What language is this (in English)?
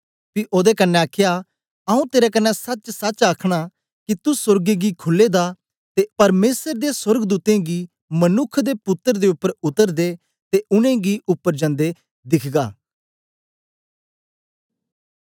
Dogri